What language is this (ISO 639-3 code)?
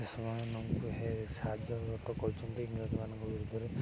ori